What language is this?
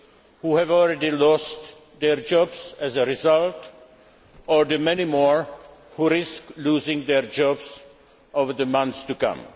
English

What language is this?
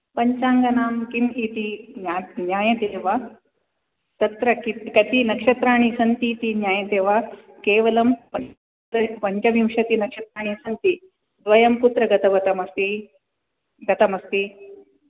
Sanskrit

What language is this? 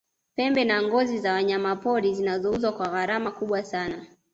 Swahili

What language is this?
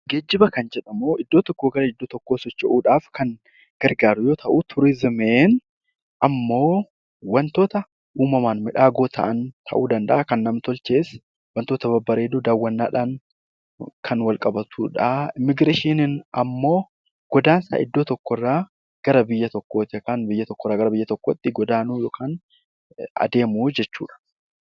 Oromo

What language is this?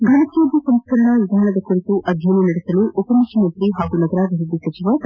Kannada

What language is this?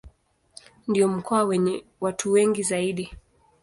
Swahili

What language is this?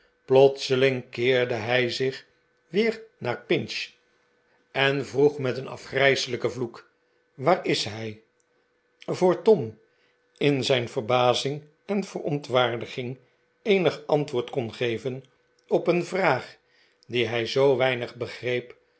Dutch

